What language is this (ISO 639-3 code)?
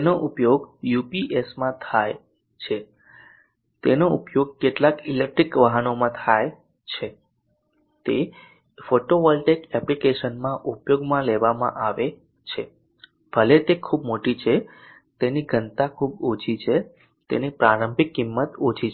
guj